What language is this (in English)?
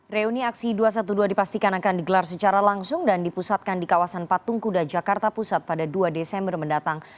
Indonesian